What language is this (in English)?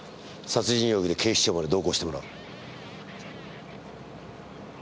Japanese